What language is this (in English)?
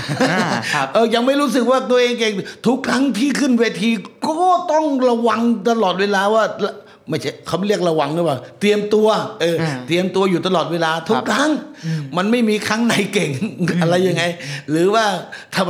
Thai